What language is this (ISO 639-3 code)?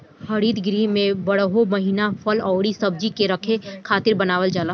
bho